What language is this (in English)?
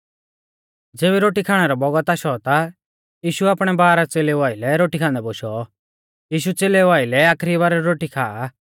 Mahasu Pahari